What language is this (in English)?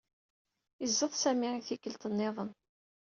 Kabyle